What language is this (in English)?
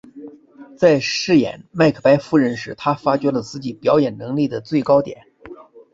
Chinese